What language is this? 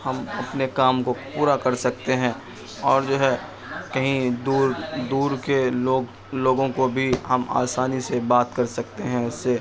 Urdu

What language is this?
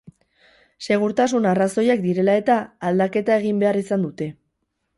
Basque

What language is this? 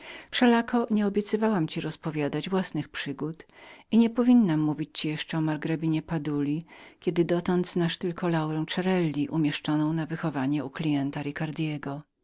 Polish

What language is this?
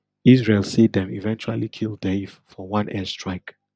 Nigerian Pidgin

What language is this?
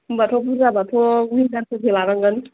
Bodo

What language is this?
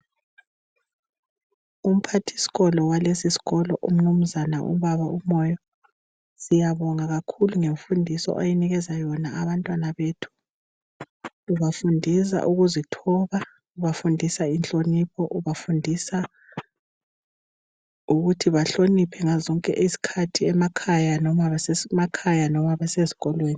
North Ndebele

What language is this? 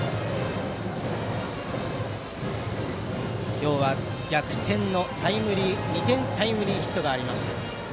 Japanese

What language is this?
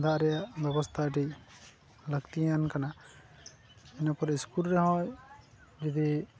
Santali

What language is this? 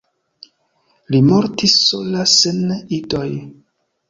Esperanto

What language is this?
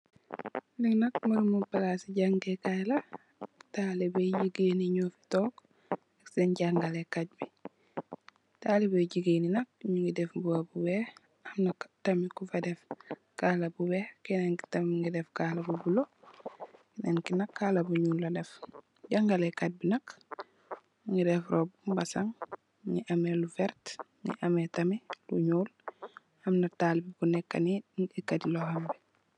Wolof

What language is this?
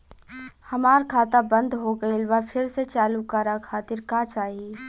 Bhojpuri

